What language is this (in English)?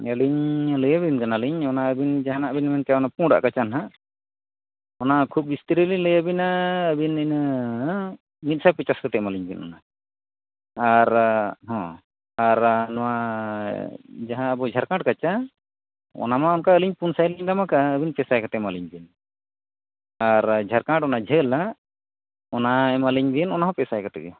Santali